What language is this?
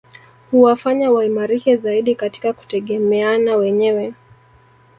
Swahili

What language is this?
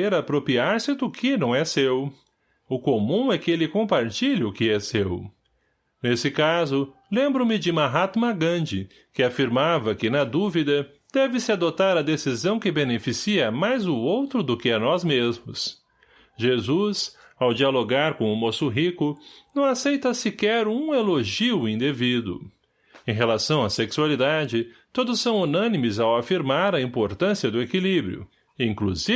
Portuguese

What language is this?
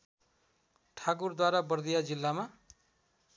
Nepali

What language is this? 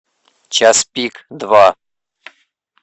Russian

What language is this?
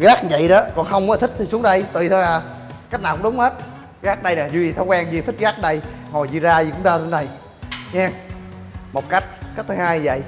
Vietnamese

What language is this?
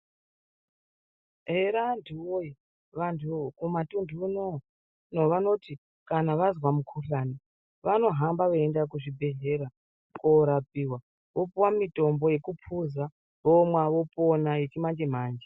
Ndau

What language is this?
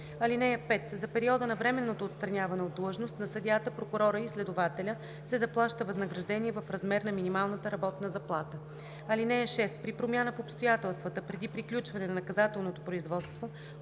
Bulgarian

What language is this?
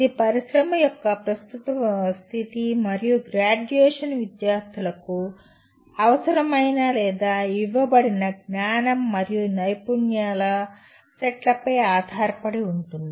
Telugu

